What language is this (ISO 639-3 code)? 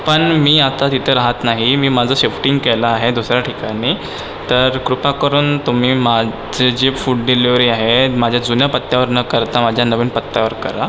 mar